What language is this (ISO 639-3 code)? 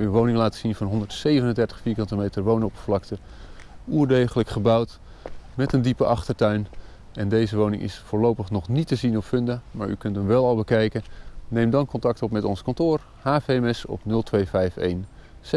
nld